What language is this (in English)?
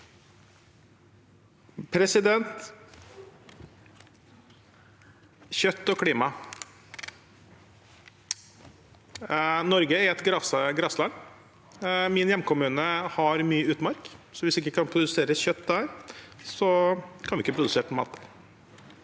Norwegian